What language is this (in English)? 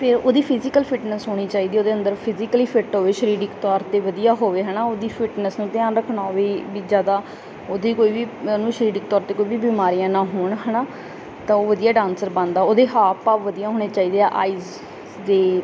Punjabi